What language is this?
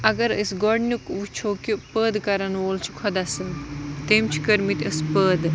Kashmiri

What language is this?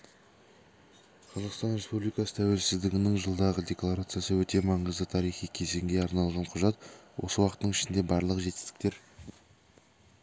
Kazakh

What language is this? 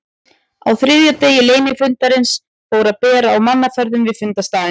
Icelandic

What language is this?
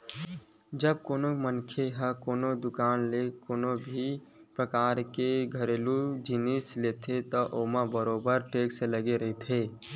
Chhattisgarhi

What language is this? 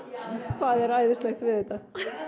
Icelandic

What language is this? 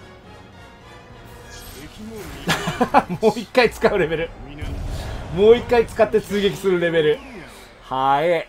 Japanese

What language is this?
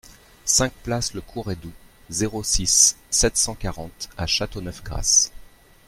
French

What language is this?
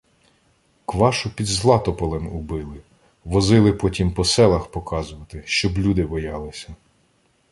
Ukrainian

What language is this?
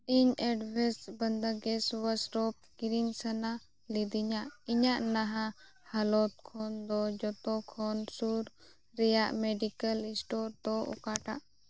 Santali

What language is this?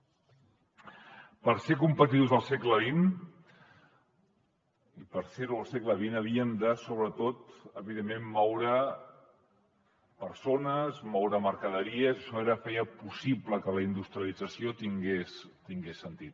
Catalan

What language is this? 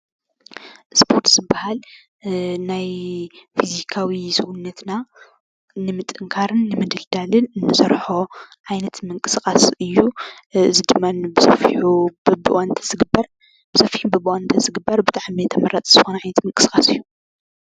Tigrinya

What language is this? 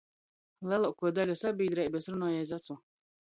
Latgalian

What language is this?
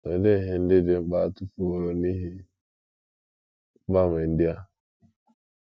Igbo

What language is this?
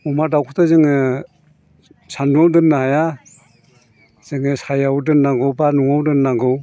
Bodo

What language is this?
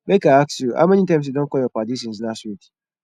Nigerian Pidgin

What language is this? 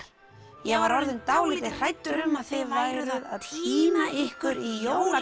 Icelandic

